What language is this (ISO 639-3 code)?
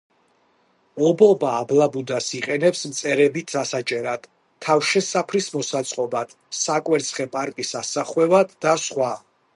kat